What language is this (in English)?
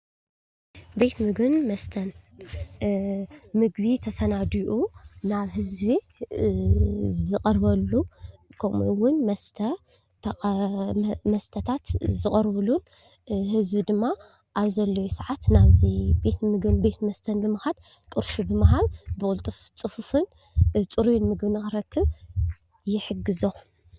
Tigrinya